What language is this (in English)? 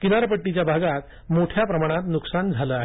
Marathi